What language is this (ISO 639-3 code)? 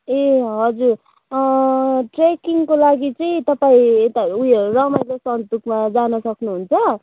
nep